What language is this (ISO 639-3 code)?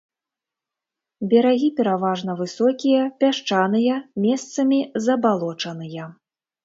bel